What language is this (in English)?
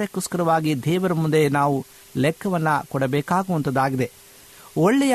Kannada